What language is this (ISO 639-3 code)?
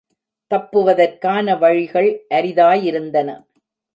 tam